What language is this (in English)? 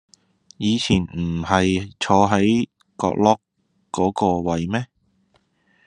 Cantonese